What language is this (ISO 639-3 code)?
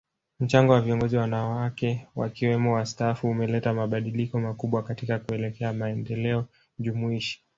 swa